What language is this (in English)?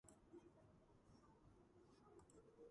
Georgian